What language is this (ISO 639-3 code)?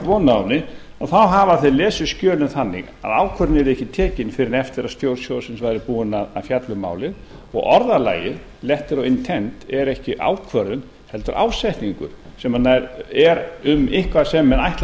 isl